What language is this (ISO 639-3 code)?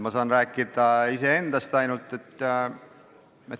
est